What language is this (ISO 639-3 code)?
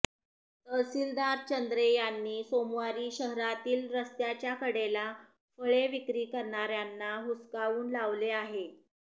mar